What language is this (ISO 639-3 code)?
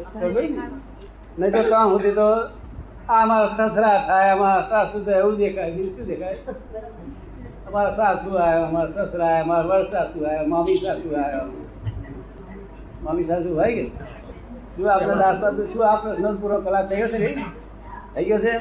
guj